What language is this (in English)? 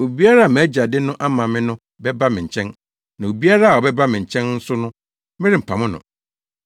Akan